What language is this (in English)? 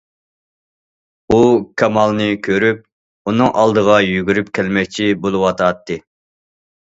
Uyghur